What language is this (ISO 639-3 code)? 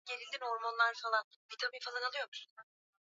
swa